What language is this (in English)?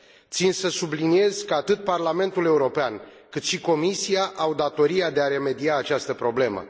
Romanian